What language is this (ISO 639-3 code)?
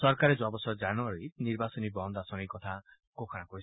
asm